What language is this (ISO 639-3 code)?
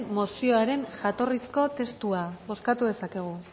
eus